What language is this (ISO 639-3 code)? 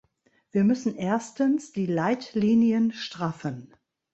deu